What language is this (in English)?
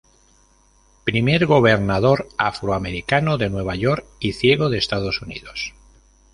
Spanish